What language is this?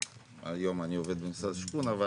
Hebrew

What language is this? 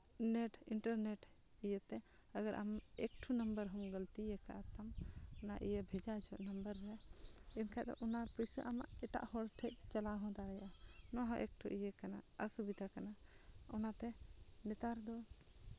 Santali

